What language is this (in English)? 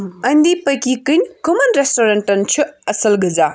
Kashmiri